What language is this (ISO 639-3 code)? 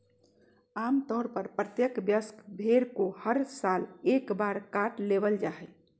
mag